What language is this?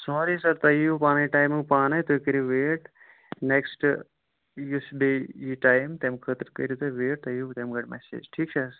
Kashmiri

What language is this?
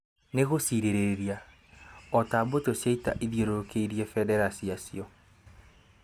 Kikuyu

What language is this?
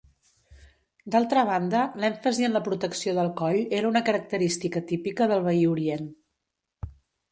Catalan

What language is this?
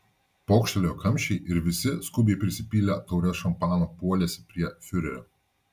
Lithuanian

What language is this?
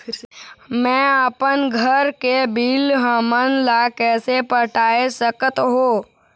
Chhattisgarhi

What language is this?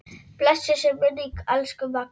Icelandic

